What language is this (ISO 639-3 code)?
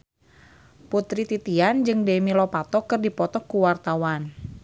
sun